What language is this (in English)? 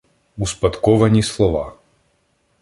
Ukrainian